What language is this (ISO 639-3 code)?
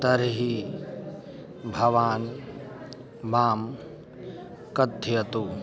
san